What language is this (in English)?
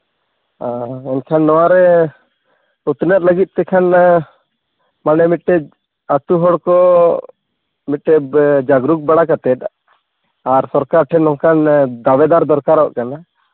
Santali